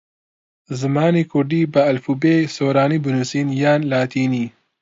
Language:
Central Kurdish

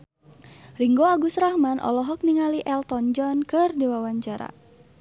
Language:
Sundanese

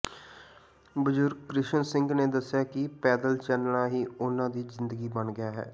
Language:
Punjabi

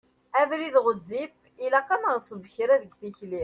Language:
Kabyle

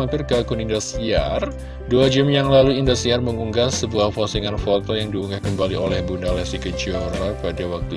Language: Indonesian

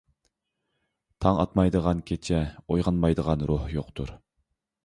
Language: Uyghur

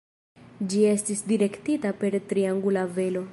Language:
Esperanto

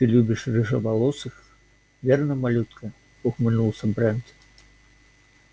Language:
Russian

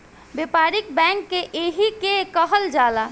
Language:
Bhojpuri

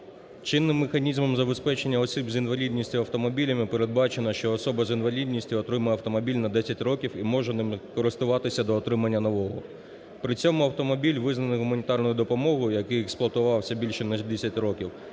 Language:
Ukrainian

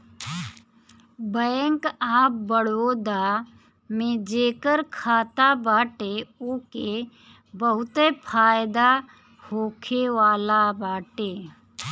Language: Bhojpuri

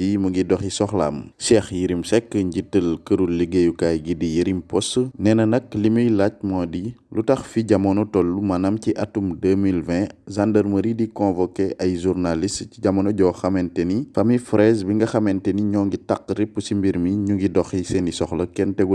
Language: Dutch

